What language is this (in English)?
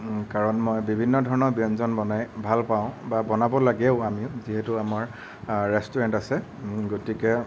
Assamese